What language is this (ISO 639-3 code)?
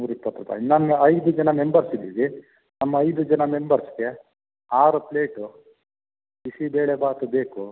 kan